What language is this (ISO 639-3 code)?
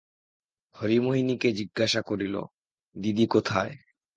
ben